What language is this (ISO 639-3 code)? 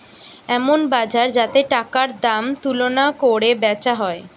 ben